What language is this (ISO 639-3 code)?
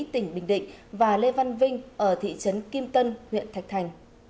vie